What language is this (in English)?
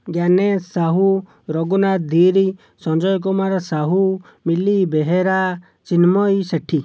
Odia